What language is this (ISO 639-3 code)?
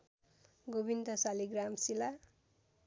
nep